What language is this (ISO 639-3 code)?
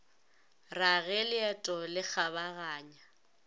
nso